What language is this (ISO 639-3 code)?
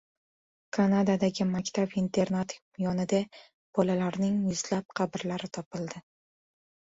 uzb